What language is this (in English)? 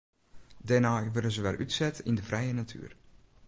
Western Frisian